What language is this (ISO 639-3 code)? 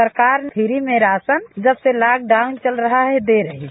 hin